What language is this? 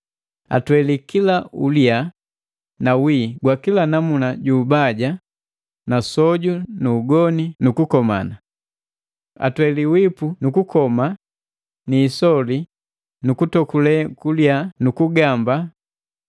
Matengo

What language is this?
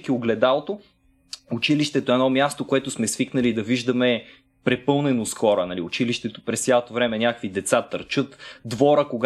Bulgarian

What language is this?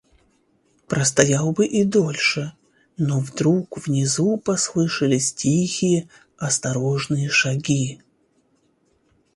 Russian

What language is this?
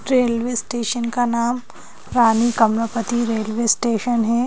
Hindi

